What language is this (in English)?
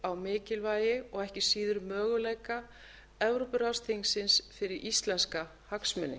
Icelandic